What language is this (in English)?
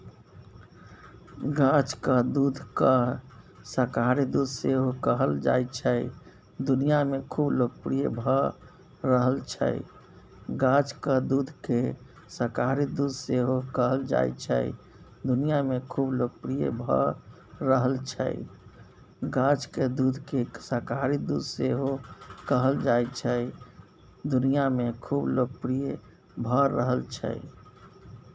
Maithili